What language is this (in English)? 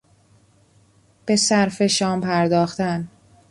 Persian